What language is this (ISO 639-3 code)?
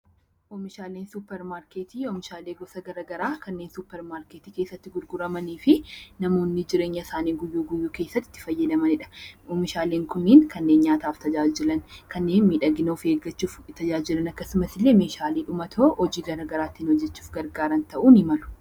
orm